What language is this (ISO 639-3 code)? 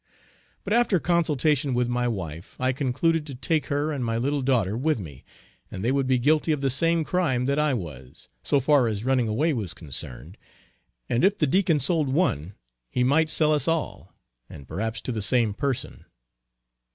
eng